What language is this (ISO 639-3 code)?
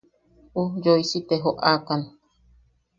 yaq